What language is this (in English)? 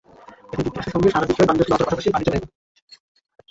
Bangla